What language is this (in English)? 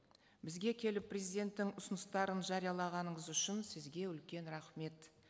Kazakh